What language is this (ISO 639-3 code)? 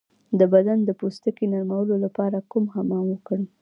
pus